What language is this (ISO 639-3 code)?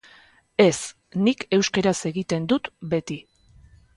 eus